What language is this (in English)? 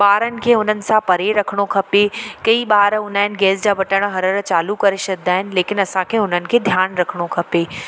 Sindhi